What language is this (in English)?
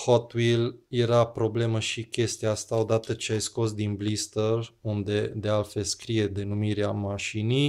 Romanian